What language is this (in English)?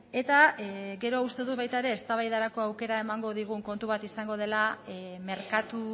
Basque